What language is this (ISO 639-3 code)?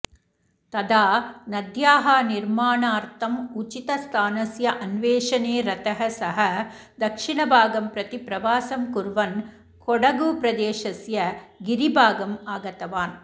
san